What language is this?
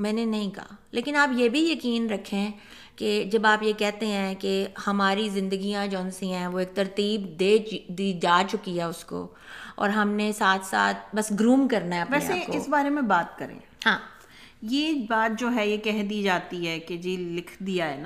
Urdu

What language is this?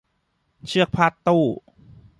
Thai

